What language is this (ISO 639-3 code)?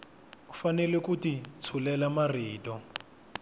tso